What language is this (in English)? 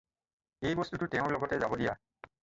Assamese